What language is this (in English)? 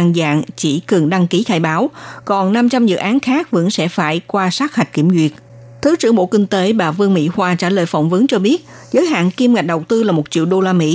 Vietnamese